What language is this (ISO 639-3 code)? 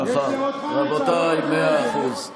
heb